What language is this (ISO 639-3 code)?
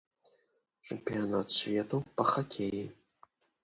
bel